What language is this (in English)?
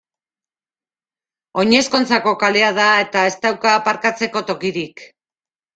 Basque